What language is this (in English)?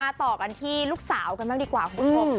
Thai